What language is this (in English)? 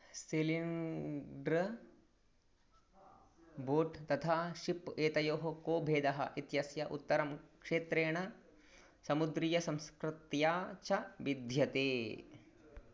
Sanskrit